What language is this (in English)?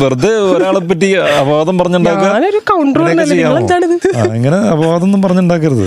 Malayalam